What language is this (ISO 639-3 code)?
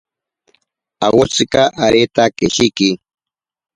prq